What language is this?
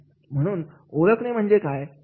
Marathi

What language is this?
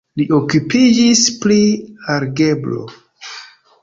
Esperanto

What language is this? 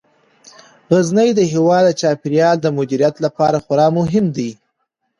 Pashto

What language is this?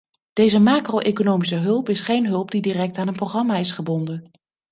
Dutch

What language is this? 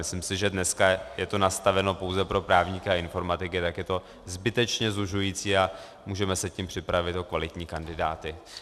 Czech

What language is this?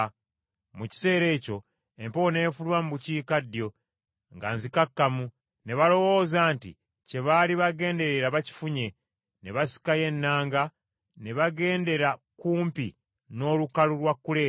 Ganda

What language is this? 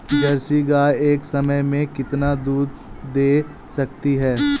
Hindi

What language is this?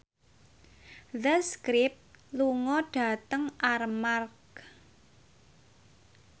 Javanese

